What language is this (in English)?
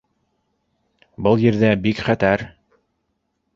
Bashkir